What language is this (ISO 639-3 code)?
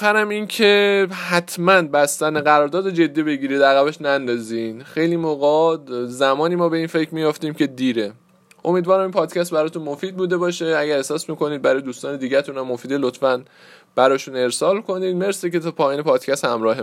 fas